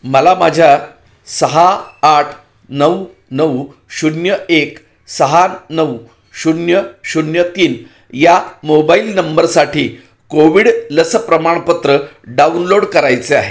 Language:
Marathi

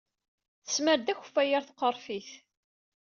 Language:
Kabyle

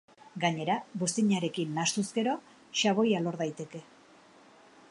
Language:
Basque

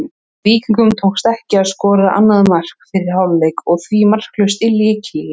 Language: Icelandic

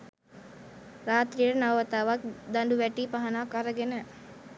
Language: Sinhala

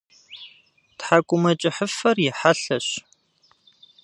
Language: Kabardian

